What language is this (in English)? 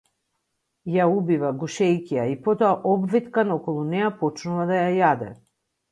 Macedonian